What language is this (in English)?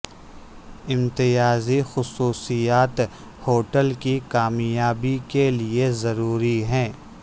Urdu